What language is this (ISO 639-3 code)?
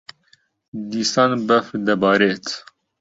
ckb